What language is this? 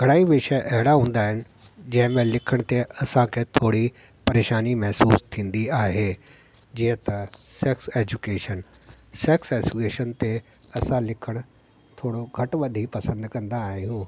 Sindhi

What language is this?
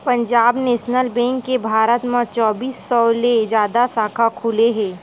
Chhattisgarhi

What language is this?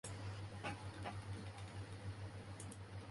Chinese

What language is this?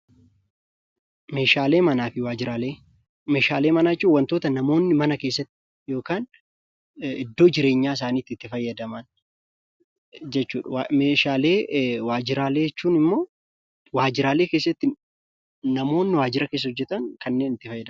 Oromo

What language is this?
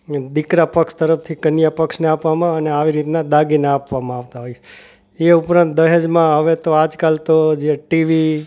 Gujarati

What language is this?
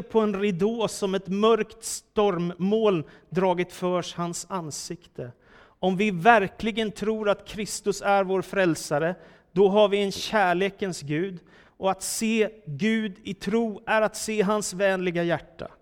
Swedish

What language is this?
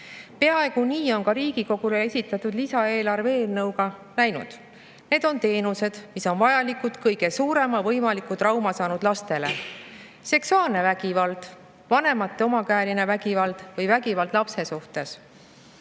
Estonian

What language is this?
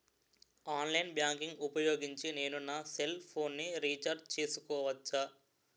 Telugu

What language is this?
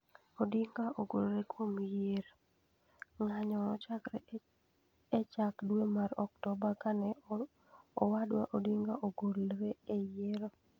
Luo (Kenya and Tanzania)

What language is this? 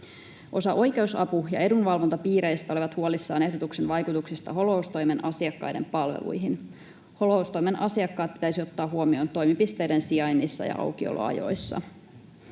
Finnish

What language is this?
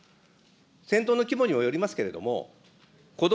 Japanese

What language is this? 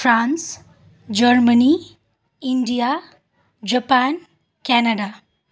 Nepali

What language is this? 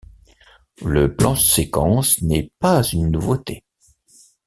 French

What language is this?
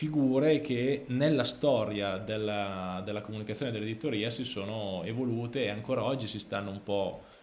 Italian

